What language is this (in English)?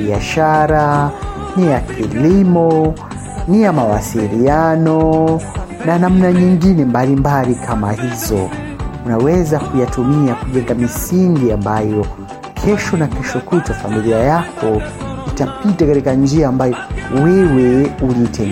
Swahili